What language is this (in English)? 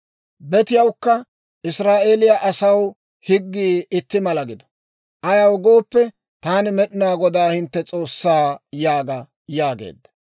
Dawro